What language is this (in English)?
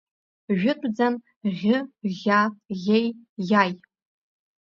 Abkhazian